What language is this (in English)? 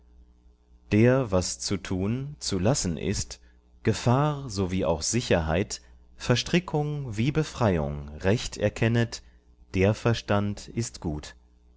German